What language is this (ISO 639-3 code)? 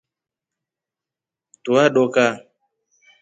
rof